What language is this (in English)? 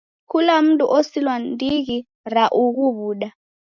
Taita